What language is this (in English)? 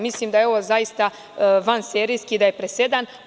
Serbian